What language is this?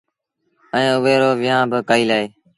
Sindhi Bhil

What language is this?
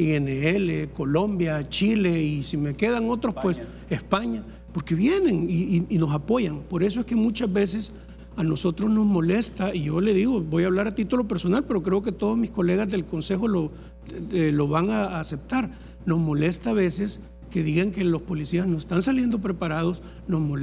Spanish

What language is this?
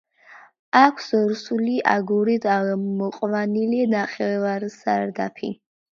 Georgian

